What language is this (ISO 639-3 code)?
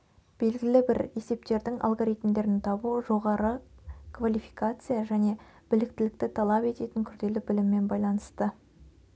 kaz